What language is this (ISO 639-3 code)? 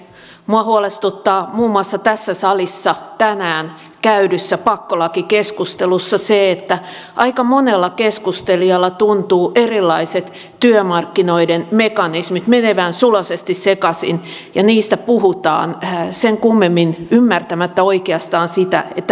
fin